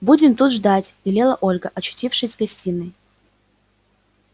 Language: Russian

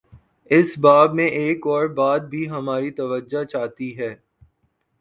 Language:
Urdu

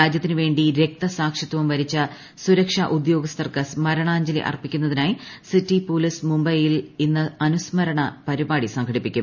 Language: Malayalam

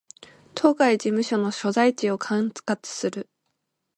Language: Japanese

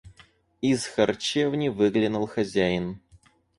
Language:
Russian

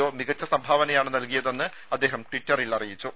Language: Malayalam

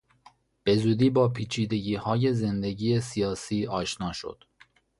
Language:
Persian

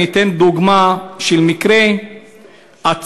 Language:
Hebrew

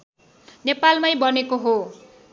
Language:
Nepali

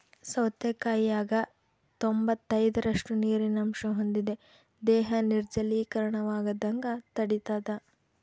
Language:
Kannada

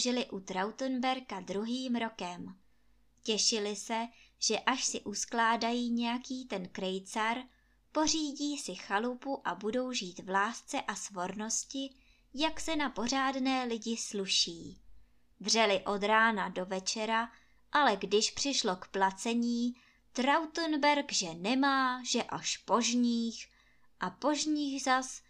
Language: Czech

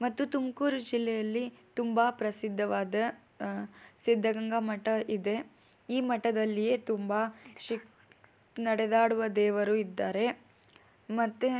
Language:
Kannada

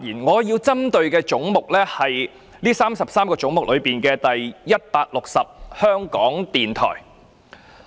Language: Cantonese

